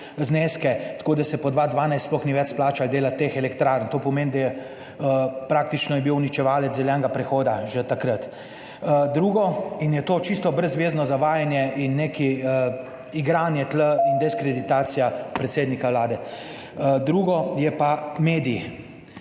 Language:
Slovenian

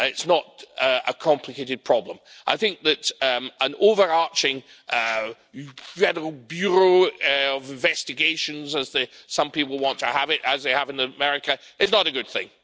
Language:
English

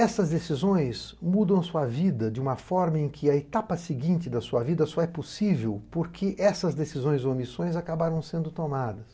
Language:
Portuguese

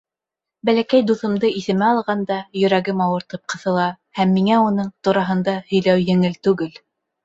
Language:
Bashkir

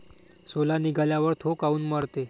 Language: Marathi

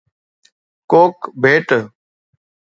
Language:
Sindhi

